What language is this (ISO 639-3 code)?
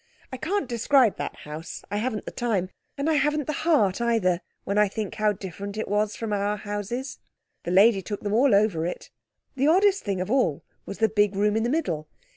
eng